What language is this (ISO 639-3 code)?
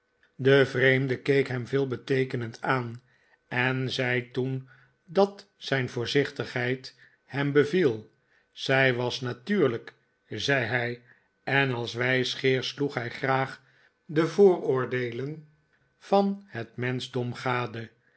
nld